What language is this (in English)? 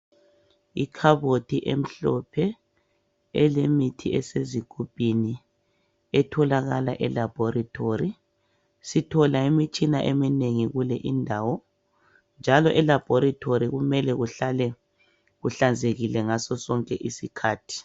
North Ndebele